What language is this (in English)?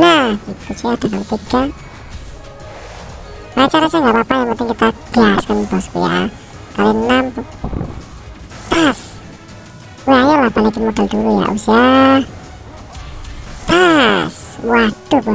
Indonesian